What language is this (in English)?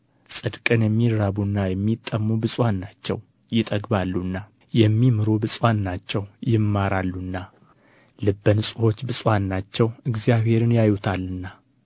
Amharic